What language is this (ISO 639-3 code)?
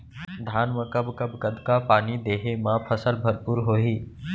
hne